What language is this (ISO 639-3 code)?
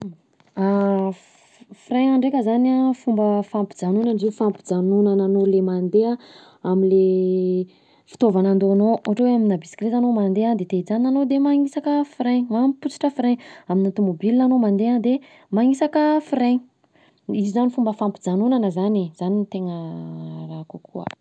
bzc